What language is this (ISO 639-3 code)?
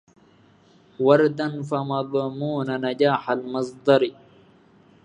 ara